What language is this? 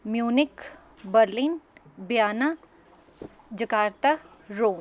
Punjabi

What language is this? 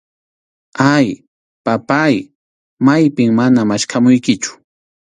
Arequipa-La Unión Quechua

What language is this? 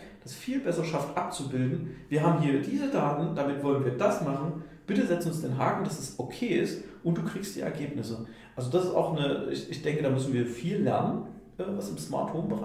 German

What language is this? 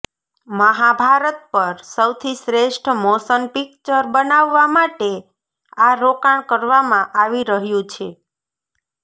Gujarati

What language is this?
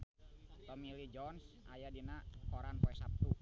Sundanese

